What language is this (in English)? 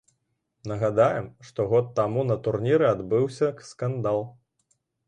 Belarusian